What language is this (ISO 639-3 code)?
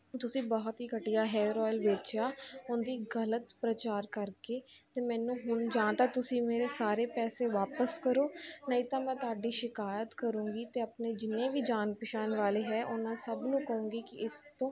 pan